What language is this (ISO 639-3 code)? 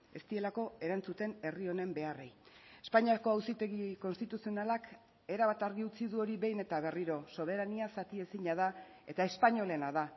eus